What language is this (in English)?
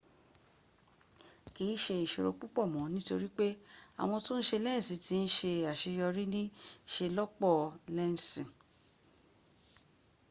Yoruba